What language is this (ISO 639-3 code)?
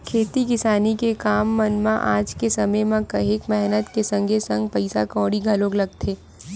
hne